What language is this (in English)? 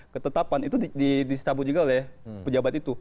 Indonesian